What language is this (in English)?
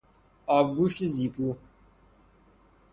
Persian